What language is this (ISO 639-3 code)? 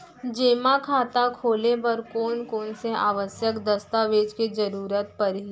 hne